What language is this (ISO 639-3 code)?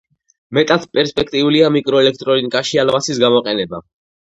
kat